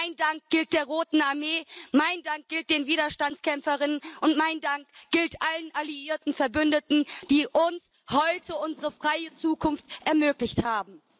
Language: German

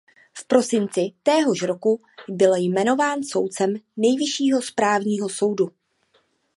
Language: Czech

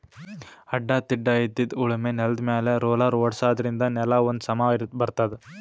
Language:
Kannada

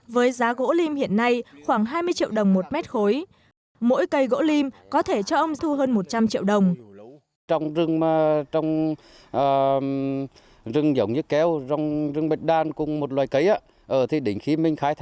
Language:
Vietnamese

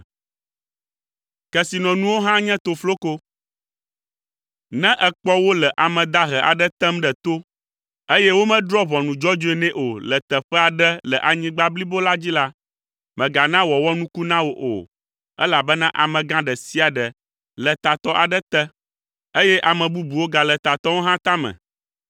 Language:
Ewe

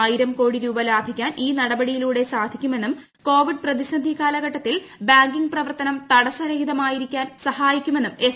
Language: Malayalam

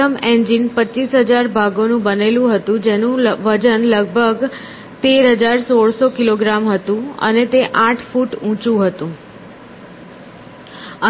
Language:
Gujarati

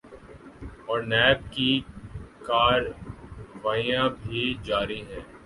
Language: Urdu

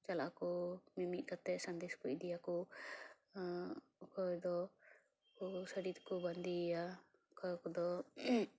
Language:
Santali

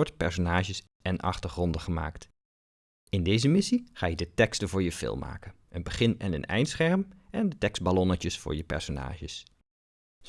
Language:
Dutch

